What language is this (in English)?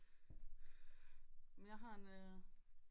Danish